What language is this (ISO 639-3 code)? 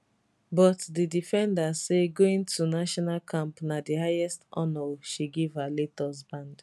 pcm